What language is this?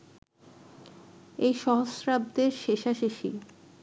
Bangla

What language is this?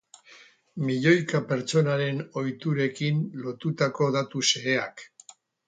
Basque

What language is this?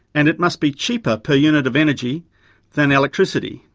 English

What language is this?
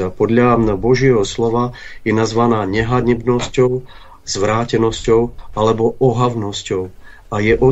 Czech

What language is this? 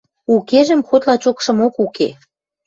Western Mari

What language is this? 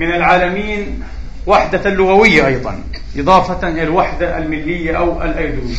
Arabic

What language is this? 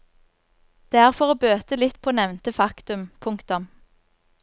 Norwegian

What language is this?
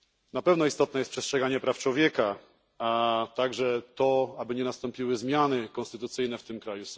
Polish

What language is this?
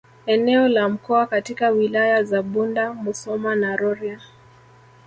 Swahili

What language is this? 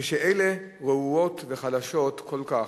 Hebrew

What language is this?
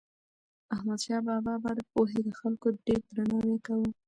Pashto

